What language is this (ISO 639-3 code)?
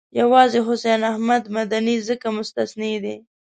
pus